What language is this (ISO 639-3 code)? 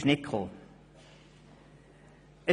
gsw